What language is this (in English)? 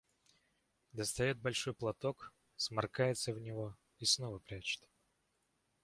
Russian